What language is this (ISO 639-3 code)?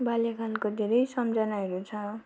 nep